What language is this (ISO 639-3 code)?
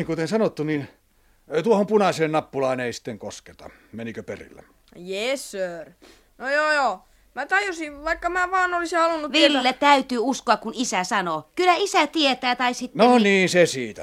fin